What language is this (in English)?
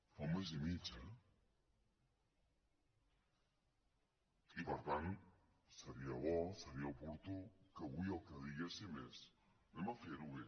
Catalan